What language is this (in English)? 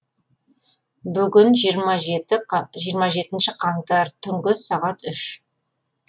Kazakh